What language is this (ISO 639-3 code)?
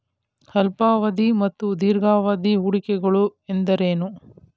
kan